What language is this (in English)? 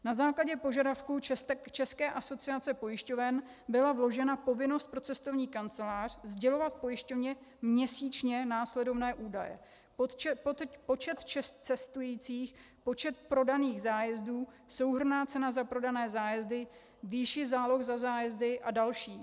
Czech